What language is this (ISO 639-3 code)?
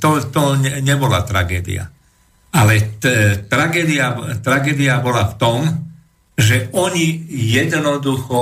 slk